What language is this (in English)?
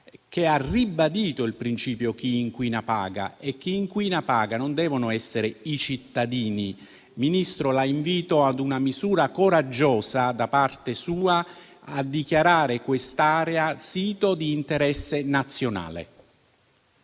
Italian